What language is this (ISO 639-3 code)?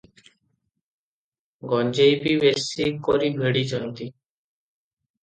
ori